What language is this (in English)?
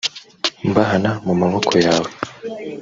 Kinyarwanda